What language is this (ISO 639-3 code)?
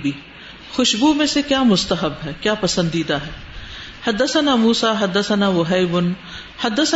urd